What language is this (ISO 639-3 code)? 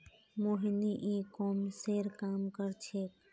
mag